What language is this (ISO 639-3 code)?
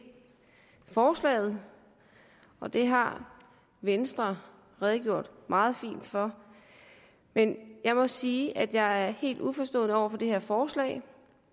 dan